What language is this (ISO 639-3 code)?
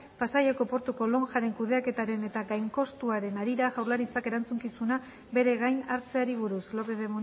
eus